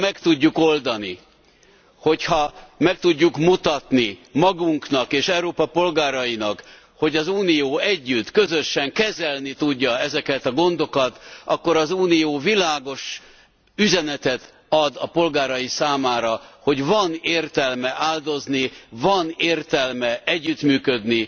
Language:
Hungarian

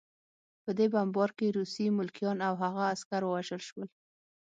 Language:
Pashto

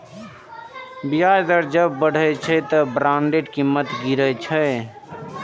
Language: Maithili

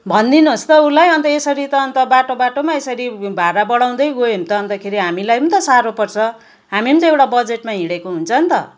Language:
Nepali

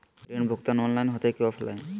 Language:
Magahi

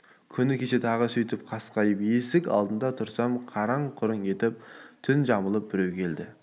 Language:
Kazakh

